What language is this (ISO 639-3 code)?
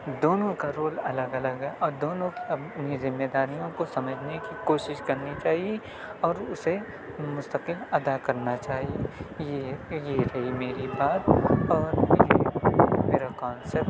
urd